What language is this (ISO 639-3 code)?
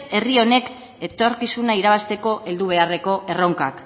eus